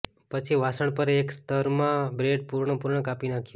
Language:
Gujarati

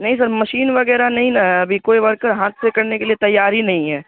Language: Urdu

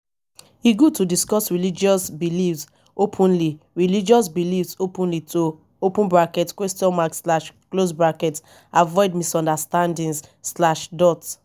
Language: Nigerian Pidgin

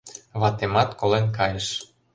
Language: Mari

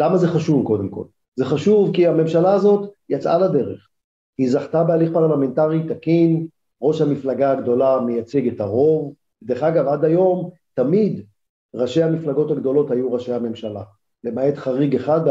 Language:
Hebrew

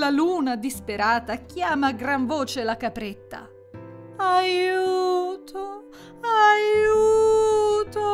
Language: Italian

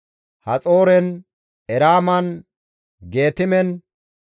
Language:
Gamo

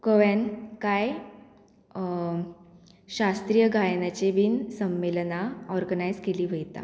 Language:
Konkani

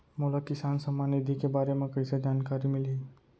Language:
Chhattisgarhi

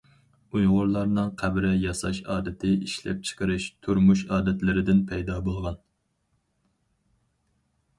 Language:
Uyghur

